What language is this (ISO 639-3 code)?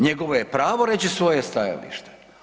hrv